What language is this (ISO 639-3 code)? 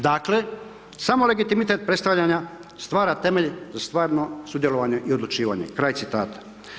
hrv